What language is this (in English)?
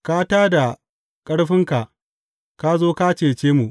Hausa